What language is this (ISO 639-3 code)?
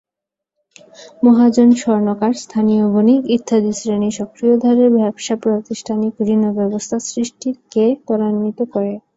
ben